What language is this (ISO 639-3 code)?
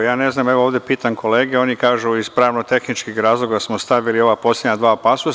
srp